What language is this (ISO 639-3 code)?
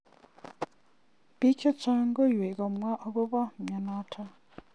kln